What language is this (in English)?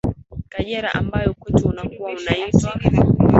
Swahili